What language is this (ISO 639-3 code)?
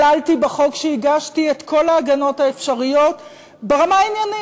heb